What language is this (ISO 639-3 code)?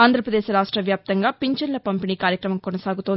tel